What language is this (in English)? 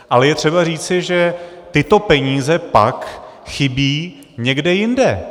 Czech